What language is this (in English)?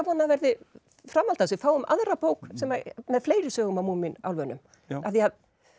Icelandic